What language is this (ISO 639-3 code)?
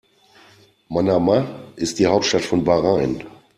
deu